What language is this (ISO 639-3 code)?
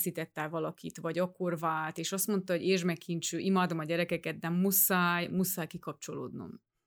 hun